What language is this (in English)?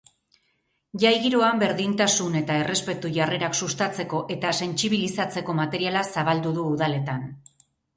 Basque